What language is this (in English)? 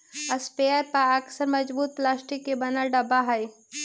Magahi